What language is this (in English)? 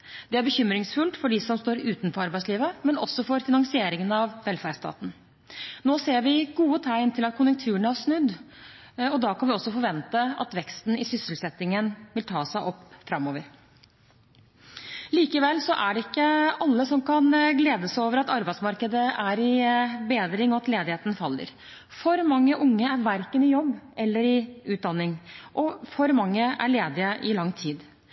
Norwegian Bokmål